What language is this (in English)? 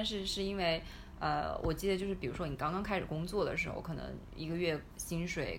Chinese